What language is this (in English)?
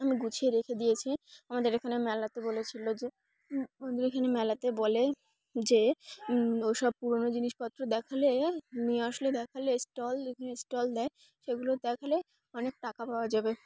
Bangla